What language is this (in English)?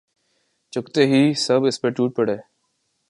Urdu